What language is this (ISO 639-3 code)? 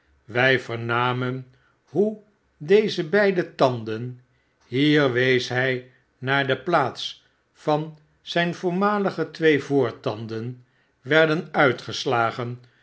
nld